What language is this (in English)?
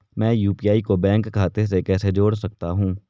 Hindi